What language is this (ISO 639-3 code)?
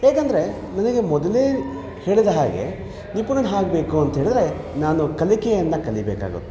kan